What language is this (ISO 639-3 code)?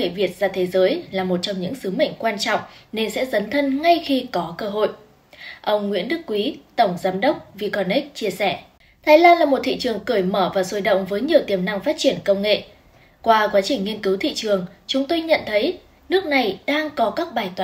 vie